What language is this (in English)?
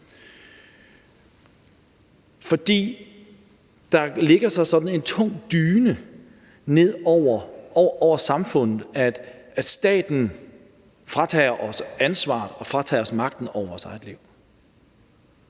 Danish